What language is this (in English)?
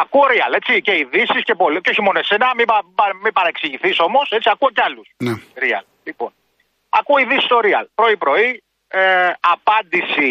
Greek